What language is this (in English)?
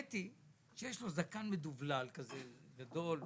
Hebrew